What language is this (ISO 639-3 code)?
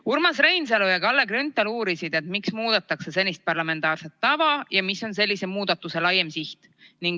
est